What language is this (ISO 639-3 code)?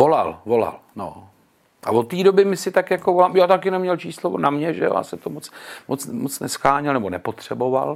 ces